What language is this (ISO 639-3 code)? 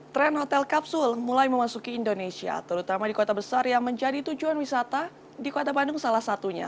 ind